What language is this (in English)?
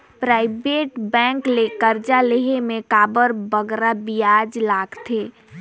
Chhattisgarhi